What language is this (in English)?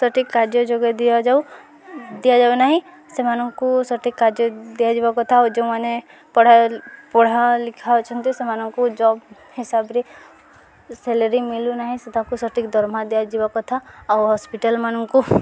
Odia